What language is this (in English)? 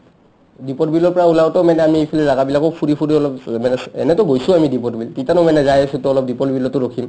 Assamese